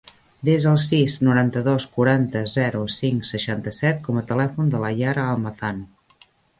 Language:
Catalan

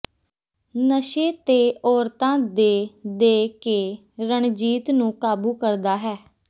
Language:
Punjabi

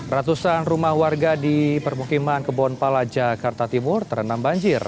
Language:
Indonesian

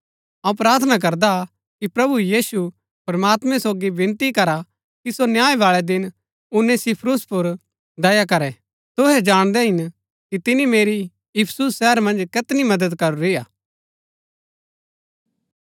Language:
Gaddi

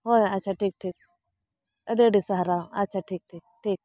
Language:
Santali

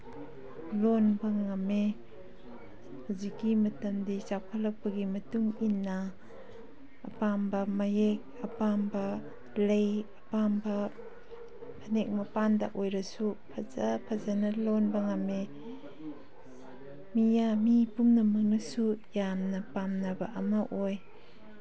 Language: Manipuri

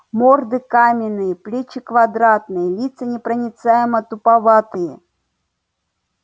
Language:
Russian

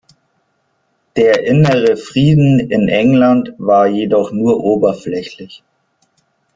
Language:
German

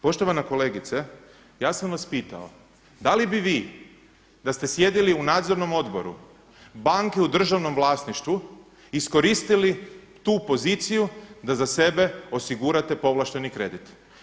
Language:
Croatian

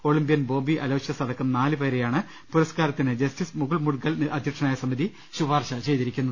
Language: Malayalam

